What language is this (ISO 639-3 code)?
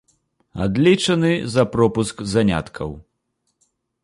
bel